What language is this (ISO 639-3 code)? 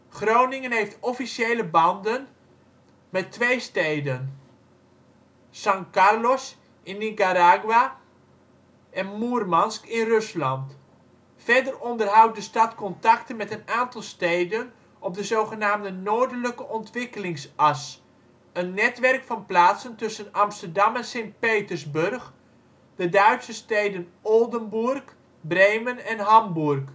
nld